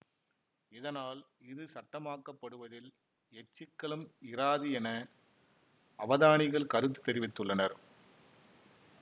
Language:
Tamil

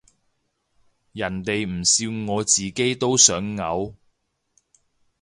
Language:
Cantonese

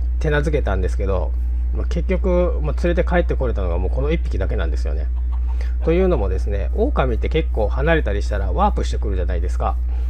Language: Japanese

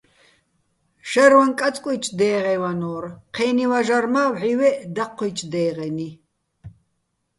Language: Bats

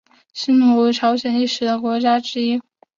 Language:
Chinese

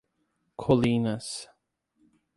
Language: Portuguese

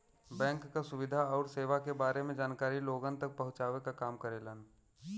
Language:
Bhojpuri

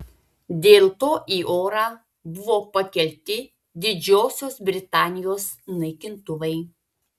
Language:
Lithuanian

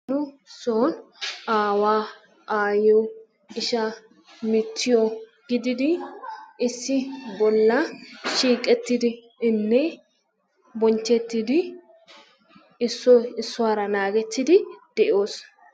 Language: Wolaytta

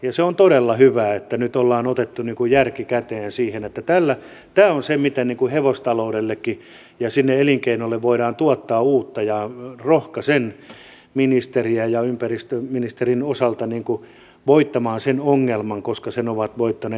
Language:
Finnish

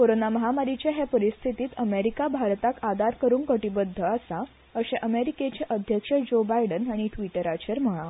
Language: Konkani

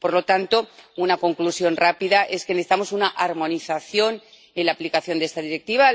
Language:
Spanish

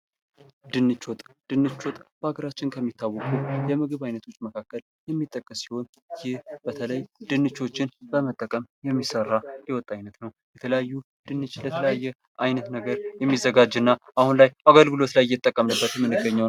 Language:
Amharic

